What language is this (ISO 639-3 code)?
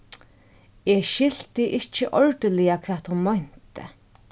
fao